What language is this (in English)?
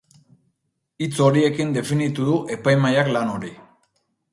Basque